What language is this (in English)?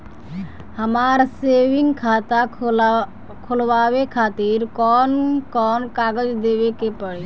Bhojpuri